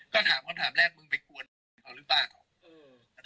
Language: Thai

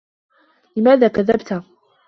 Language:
Arabic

